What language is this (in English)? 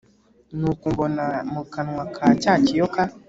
Kinyarwanda